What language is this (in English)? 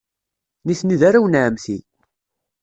Kabyle